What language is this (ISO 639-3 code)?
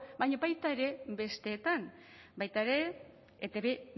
eus